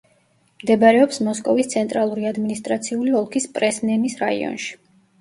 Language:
Georgian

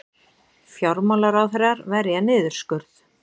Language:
Icelandic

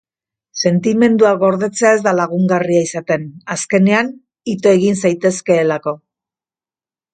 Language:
Basque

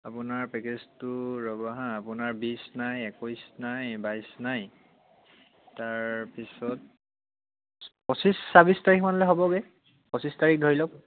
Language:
Assamese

